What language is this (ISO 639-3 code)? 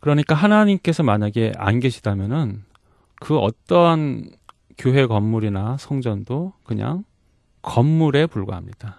kor